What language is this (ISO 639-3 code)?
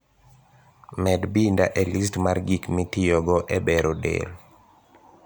luo